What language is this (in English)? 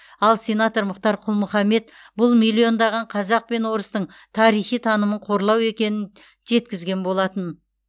Kazakh